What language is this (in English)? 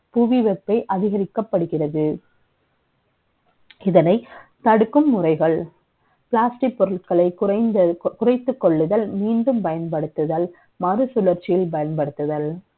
Tamil